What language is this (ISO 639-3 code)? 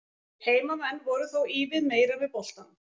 isl